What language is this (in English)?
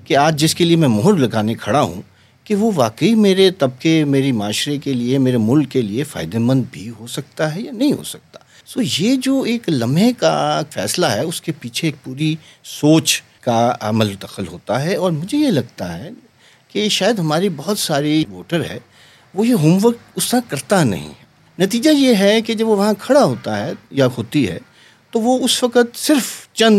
Urdu